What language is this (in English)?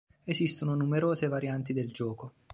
Italian